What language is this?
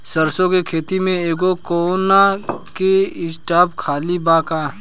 Bhojpuri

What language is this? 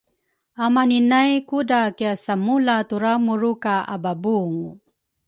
Rukai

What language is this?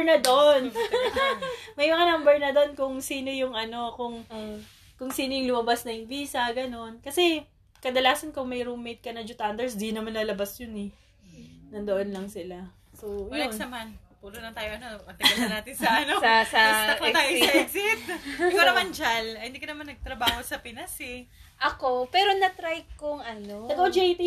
Filipino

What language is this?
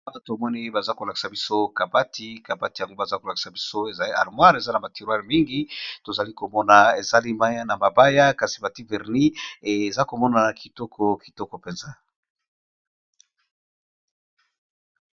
Lingala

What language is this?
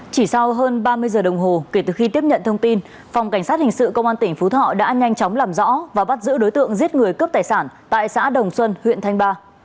Vietnamese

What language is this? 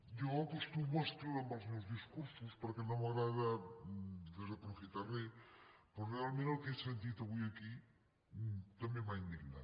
Catalan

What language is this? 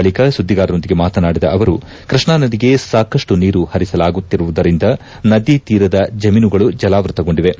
Kannada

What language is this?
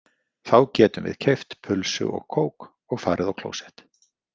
Icelandic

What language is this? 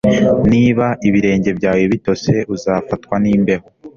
Kinyarwanda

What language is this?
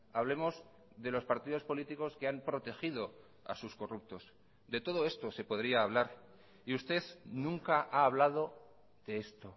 Spanish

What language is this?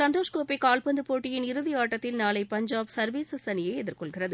Tamil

